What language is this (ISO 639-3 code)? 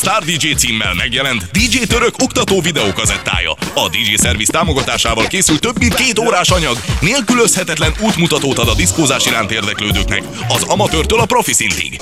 hun